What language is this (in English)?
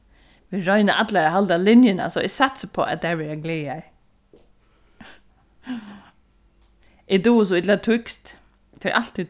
Faroese